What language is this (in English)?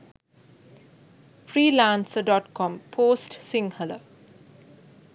Sinhala